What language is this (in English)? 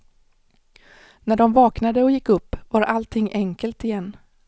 Swedish